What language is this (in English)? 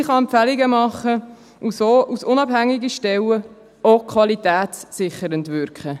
Swiss German